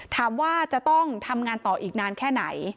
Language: Thai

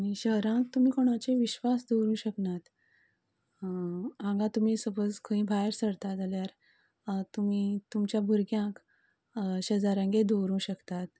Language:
Konkani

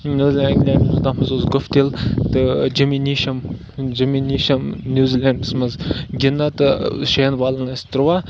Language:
Kashmiri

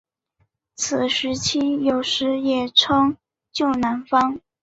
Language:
Chinese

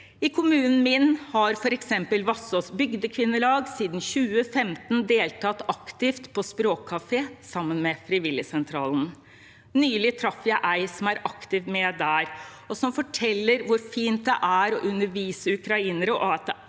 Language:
Norwegian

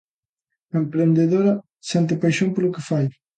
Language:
Galician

